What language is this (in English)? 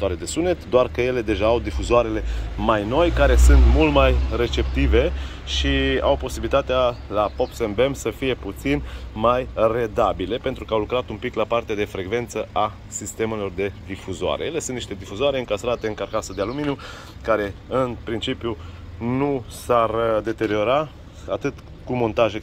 Romanian